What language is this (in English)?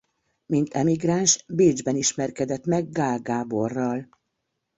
Hungarian